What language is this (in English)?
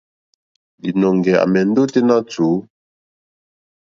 Mokpwe